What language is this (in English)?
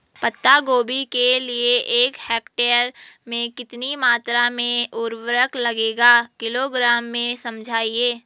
Hindi